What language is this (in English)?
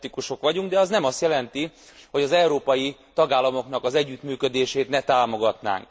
Hungarian